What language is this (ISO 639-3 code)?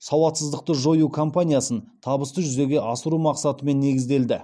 kaz